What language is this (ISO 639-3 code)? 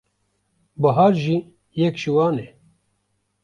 kur